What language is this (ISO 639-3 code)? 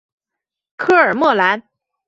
zho